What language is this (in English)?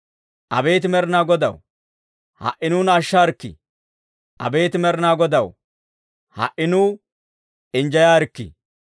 Dawro